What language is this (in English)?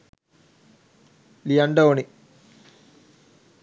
Sinhala